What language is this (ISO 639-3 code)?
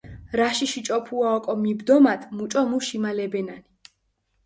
xmf